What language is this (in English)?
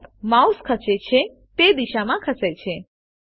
Gujarati